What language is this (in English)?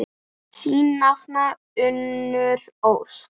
Icelandic